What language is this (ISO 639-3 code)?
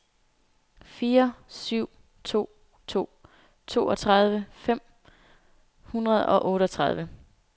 dan